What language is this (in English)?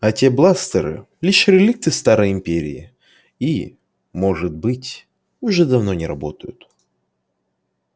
Russian